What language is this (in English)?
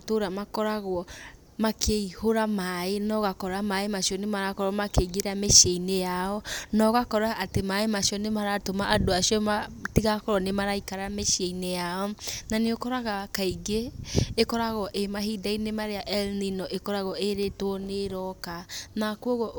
Kikuyu